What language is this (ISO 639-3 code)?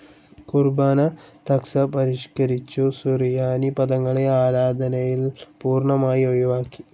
mal